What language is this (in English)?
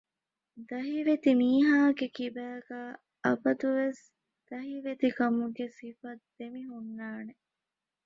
Divehi